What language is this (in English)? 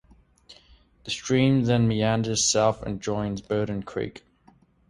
English